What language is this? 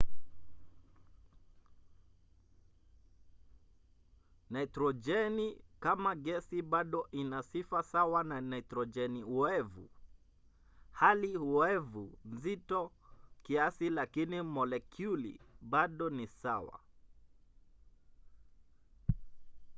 Swahili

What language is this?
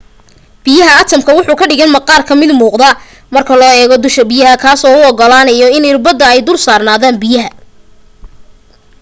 Somali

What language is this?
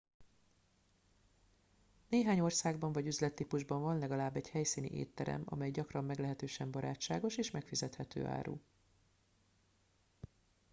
Hungarian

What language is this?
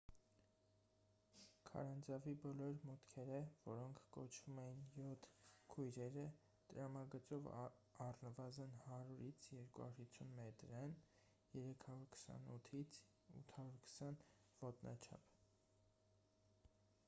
Armenian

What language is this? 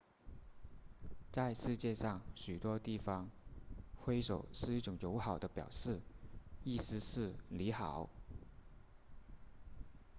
Chinese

